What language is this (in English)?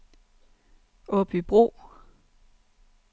Danish